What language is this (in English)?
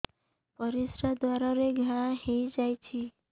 Odia